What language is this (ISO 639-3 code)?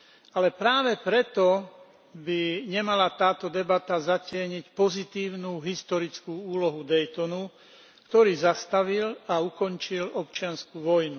slk